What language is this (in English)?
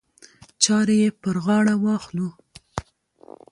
Pashto